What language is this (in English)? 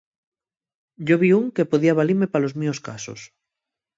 Asturian